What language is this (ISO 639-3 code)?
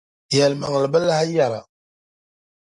dag